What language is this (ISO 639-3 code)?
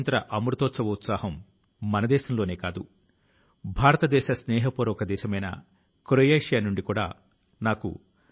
tel